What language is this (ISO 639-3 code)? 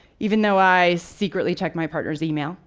eng